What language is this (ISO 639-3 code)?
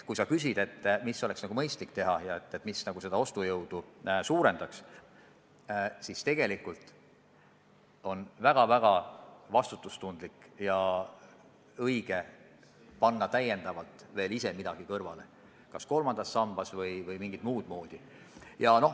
est